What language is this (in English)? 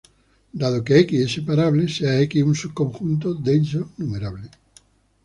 Spanish